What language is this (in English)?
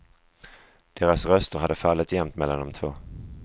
Swedish